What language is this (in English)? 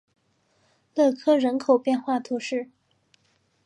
Chinese